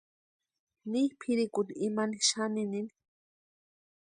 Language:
Western Highland Purepecha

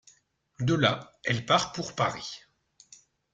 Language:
French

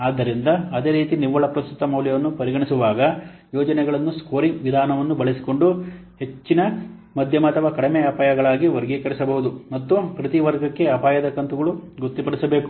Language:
Kannada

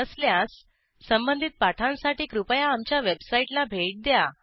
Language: Marathi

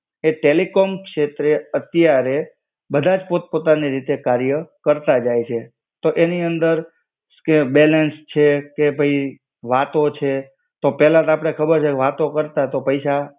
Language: Gujarati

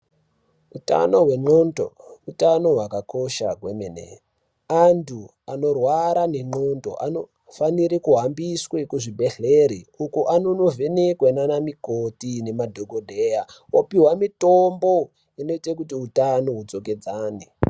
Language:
Ndau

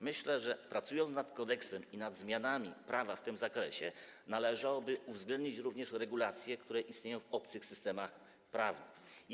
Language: Polish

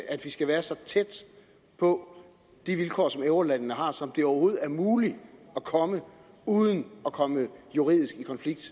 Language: Danish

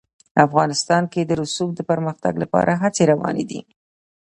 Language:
Pashto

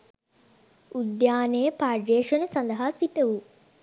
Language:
Sinhala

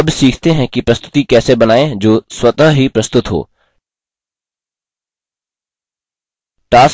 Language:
Hindi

